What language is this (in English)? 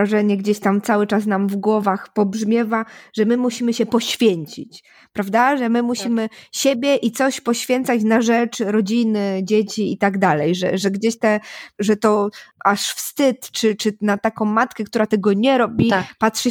Polish